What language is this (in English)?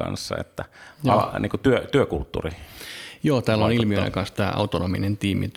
Finnish